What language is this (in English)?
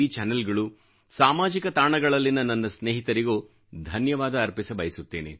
Kannada